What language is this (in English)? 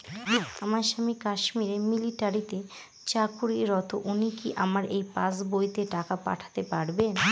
Bangla